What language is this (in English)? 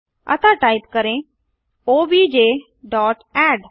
Hindi